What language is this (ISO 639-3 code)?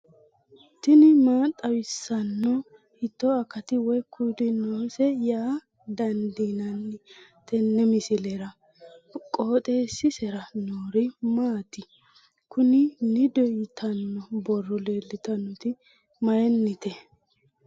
sid